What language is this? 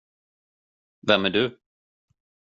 Swedish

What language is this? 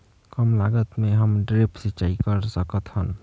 Chhattisgarhi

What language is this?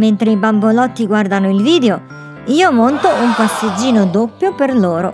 Italian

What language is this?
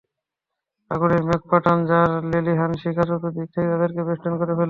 Bangla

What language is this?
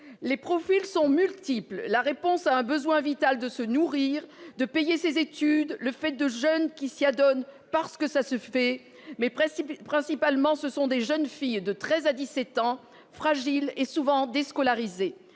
French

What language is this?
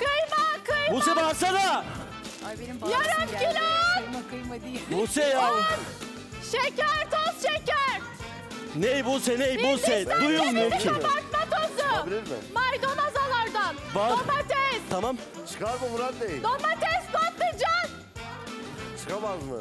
Turkish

